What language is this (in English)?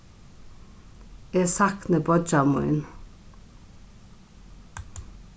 Faroese